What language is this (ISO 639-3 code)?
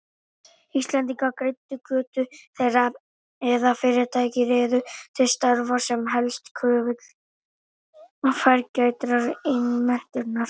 isl